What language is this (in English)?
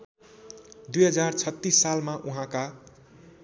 Nepali